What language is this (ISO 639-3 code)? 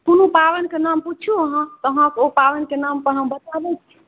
mai